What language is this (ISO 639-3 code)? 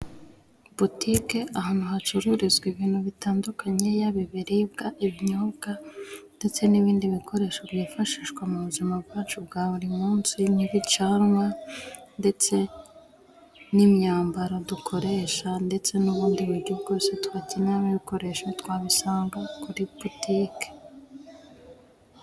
kin